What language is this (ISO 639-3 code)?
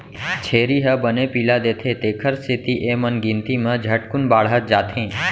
hne